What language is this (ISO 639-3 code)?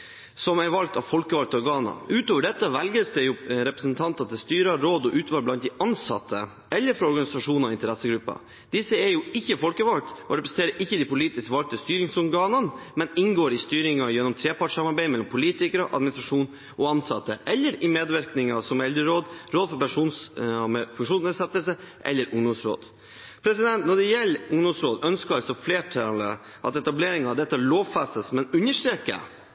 nob